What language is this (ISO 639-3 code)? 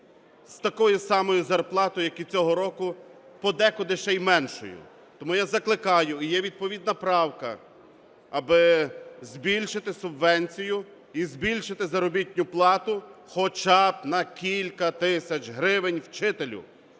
ukr